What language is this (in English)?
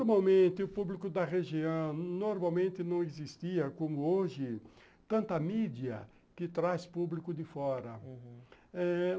Portuguese